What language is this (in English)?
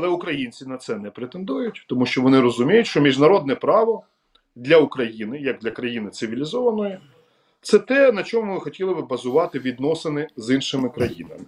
Ukrainian